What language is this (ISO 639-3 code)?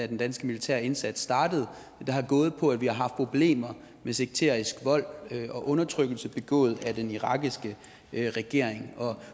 dan